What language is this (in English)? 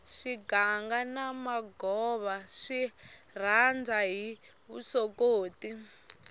Tsonga